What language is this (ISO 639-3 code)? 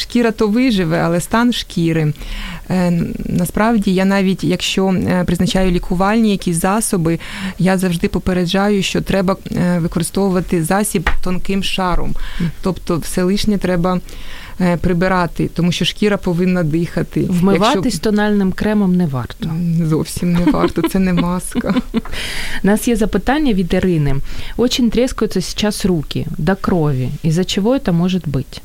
ukr